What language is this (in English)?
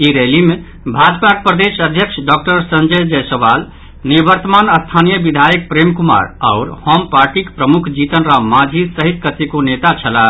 Maithili